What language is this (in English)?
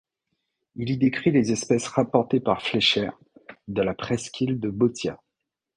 French